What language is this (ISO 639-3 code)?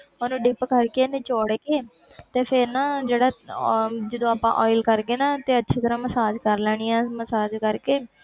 pan